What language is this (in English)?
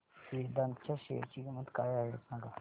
Marathi